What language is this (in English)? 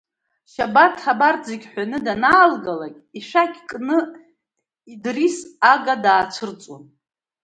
Abkhazian